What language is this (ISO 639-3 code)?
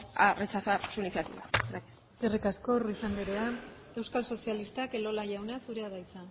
eus